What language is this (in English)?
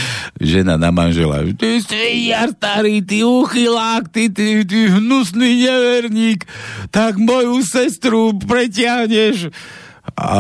Slovak